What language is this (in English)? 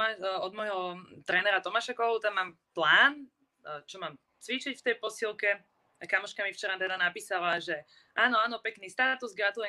Czech